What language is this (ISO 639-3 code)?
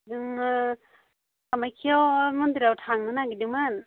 brx